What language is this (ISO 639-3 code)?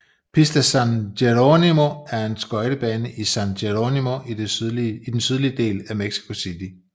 dan